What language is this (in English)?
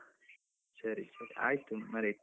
Kannada